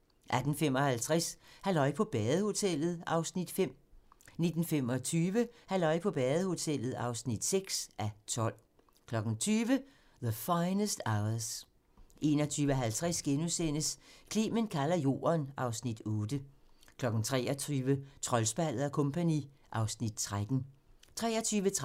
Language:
Danish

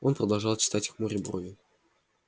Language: Russian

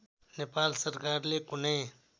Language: Nepali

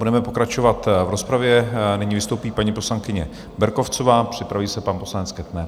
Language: Czech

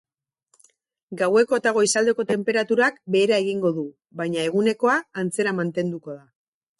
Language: Basque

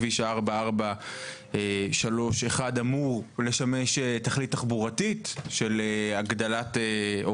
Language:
Hebrew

